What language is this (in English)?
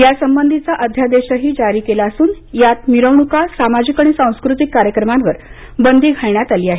Marathi